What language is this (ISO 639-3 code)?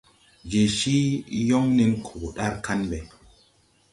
tui